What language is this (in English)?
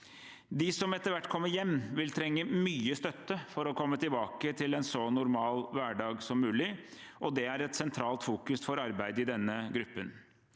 Norwegian